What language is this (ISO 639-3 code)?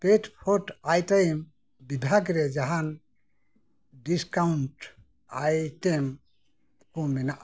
sat